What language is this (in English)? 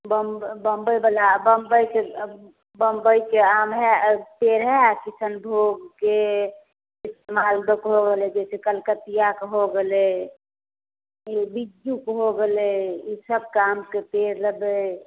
Maithili